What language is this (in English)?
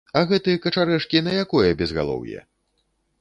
Belarusian